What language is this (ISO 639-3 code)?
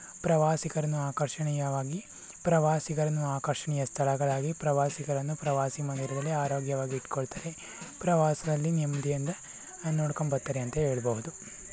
kan